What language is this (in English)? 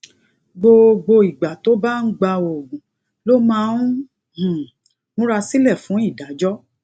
Yoruba